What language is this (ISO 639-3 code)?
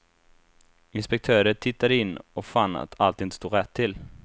swe